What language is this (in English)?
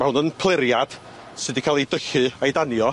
Welsh